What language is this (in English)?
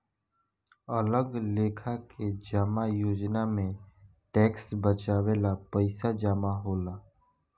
Bhojpuri